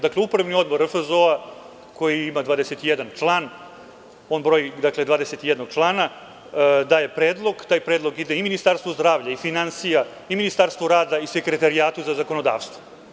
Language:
Serbian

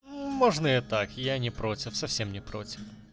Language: Russian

